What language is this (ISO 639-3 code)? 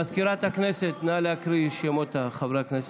heb